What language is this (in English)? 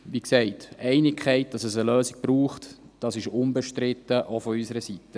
Swiss German